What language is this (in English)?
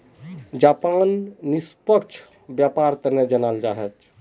Magahi